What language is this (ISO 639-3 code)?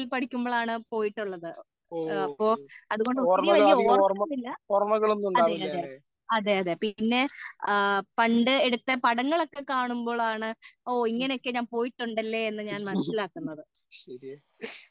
mal